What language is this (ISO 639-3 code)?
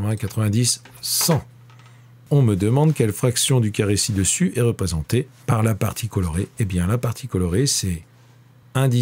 fra